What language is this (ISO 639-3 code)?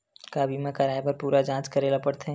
hne